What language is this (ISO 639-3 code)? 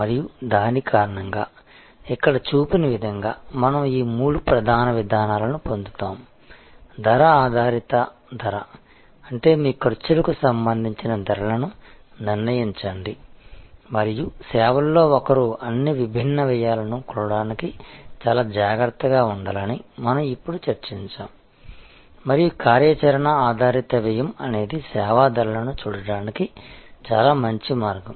tel